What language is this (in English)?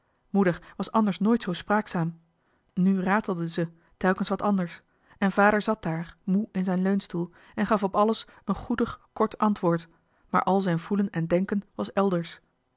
Dutch